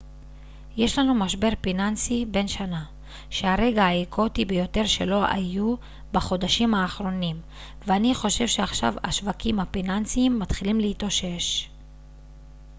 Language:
Hebrew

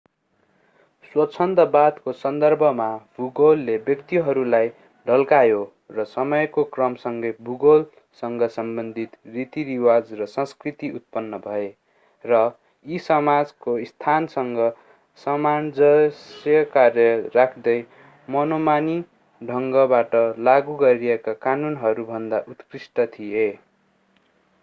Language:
Nepali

